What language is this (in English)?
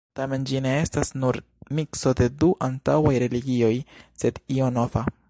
Esperanto